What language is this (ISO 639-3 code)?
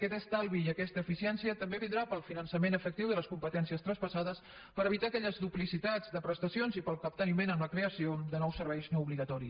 cat